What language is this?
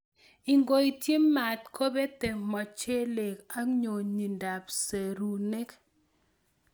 Kalenjin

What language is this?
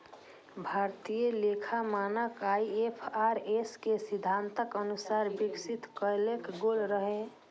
Maithili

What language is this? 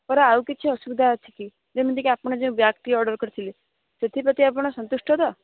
Odia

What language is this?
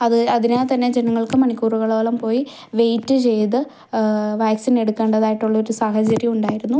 Malayalam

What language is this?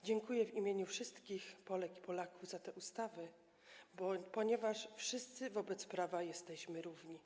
Polish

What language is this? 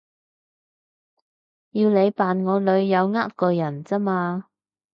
Cantonese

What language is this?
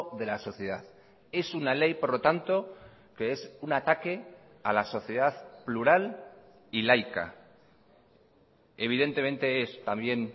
Spanish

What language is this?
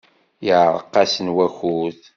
Kabyle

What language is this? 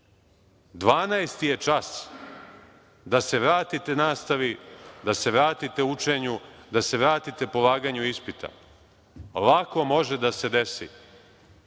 Serbian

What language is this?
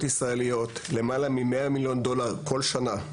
Hebrew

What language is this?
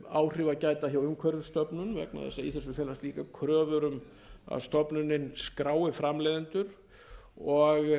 Icelandic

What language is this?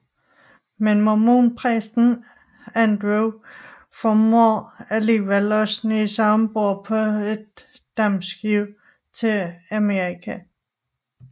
Danish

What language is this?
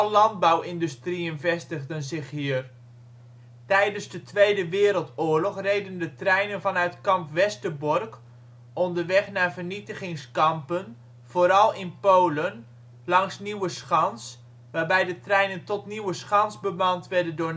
Dutch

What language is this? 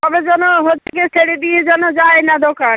Bangla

